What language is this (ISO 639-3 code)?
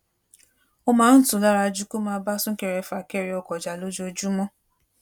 yor